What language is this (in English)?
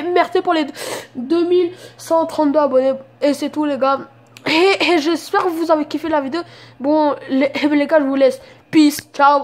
French